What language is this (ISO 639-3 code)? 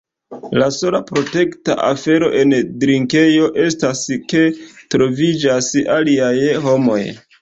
epo